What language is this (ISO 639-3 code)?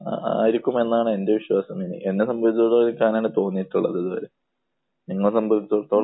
mal